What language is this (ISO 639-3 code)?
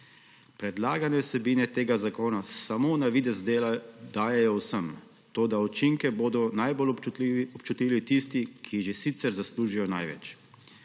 slv